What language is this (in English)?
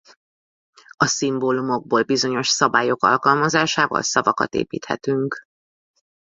Hungarian